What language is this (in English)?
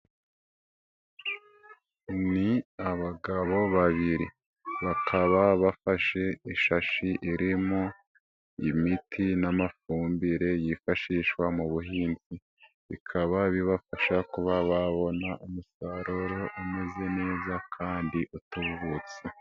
Kinyarwanda